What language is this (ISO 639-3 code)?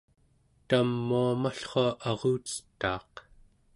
esu